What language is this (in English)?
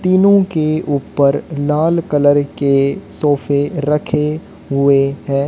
Hindi